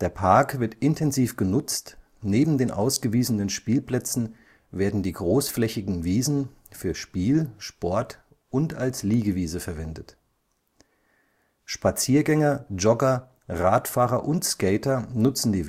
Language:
German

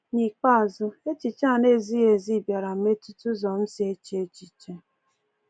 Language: Igbo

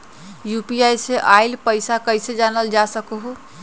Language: Magahi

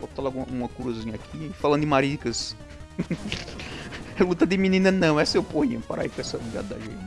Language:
Portuguese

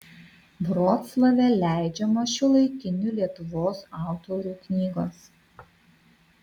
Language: Lithuanian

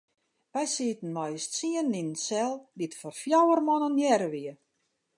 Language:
Western Frisian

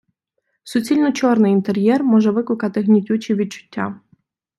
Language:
Ukrainian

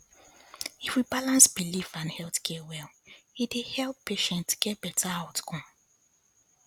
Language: Nigerian Pidgin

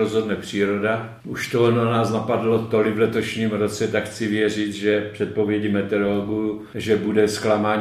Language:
Czech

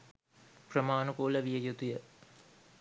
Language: Sinhala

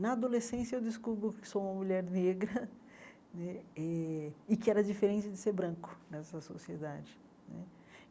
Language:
Portuguese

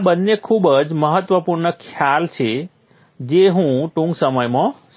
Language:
Gujarati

